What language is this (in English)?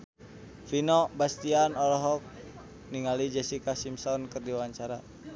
Sundanese